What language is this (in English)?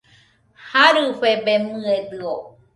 Nüpode Huitoto